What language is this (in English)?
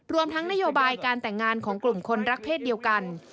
Thai